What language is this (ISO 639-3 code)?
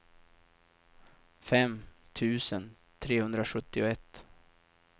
swe